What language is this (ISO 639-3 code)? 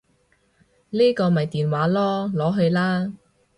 yue